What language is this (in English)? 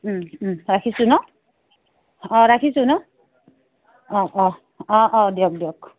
Assamese